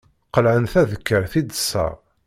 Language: Kabyle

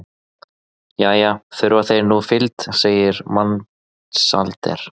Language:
Icelandic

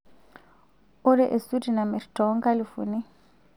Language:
Masai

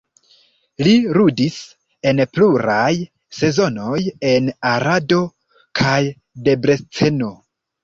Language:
Esperanto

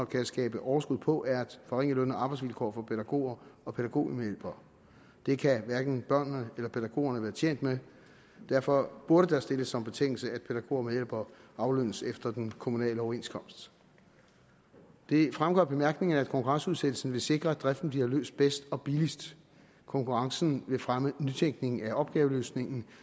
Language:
Danish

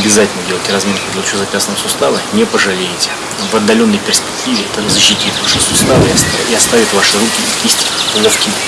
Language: Russian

